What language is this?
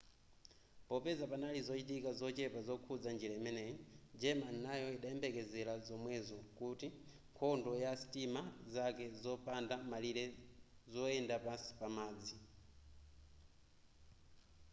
Nyanja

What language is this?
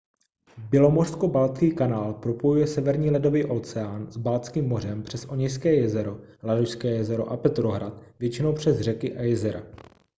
Czech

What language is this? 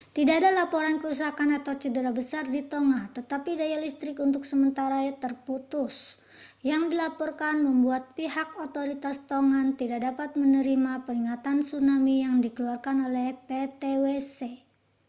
Indonesian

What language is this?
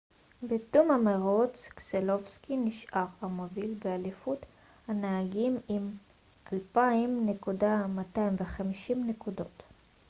Hebrew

